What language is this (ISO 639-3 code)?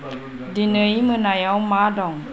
brx